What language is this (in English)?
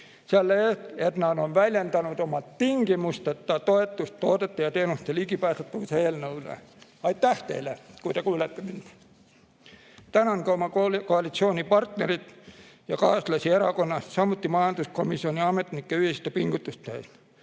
Estonian